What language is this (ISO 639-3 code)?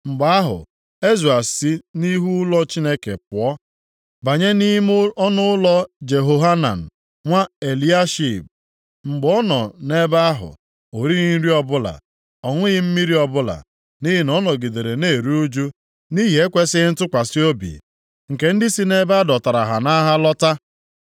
ibo